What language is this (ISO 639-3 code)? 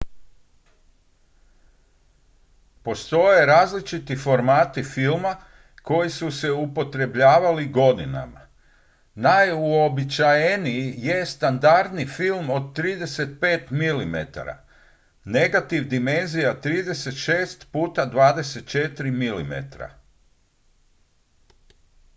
hrv